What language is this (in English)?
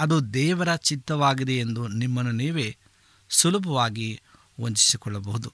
Kannada